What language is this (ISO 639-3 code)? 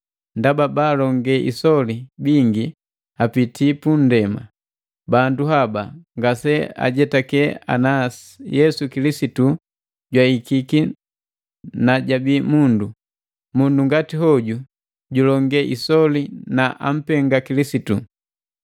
mgv